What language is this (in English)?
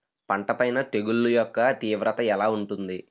Telugu